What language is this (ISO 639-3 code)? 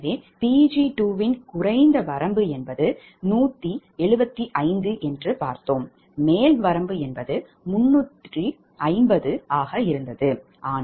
tam